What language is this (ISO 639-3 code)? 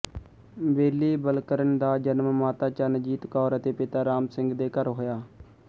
pan